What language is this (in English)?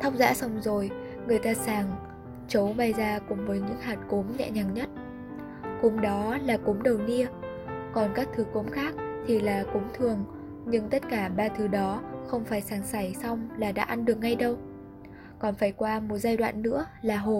Vietnamese